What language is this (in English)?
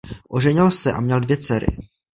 Czech